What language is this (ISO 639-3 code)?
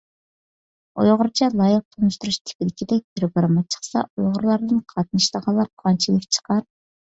uig